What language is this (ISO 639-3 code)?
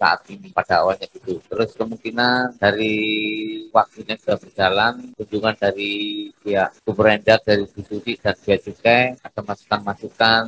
ind